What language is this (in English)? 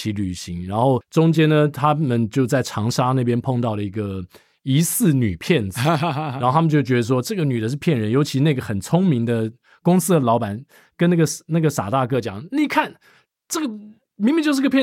Chinese